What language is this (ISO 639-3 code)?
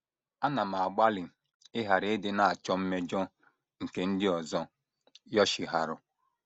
ibo